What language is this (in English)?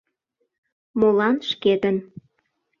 Mari